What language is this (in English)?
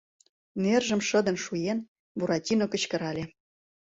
Mari